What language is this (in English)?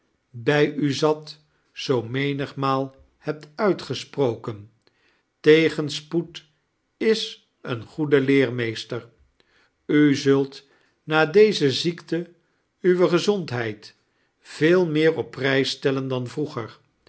Dutch